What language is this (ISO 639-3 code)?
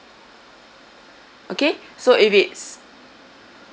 eng